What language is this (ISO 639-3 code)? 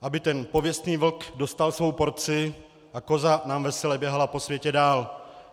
ces